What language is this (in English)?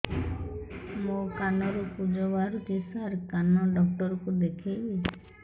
Odia